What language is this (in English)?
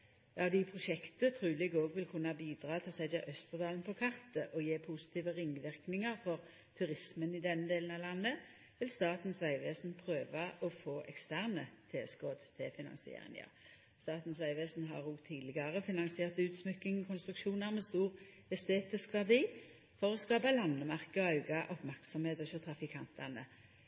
Norwegian Nynorsk